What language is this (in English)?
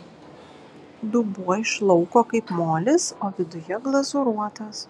Lithuanian